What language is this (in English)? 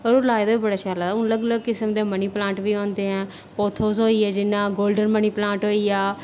Dogri